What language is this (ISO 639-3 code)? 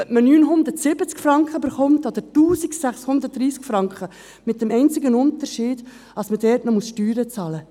gsw